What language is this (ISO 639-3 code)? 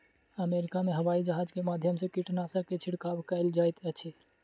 mai